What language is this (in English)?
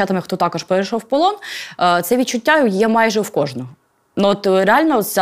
Ukrainian